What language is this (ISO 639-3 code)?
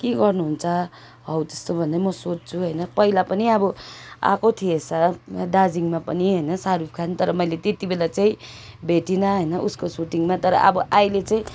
nep